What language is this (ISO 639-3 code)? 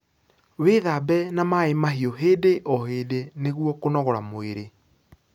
kik